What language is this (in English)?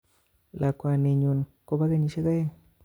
Kalenjin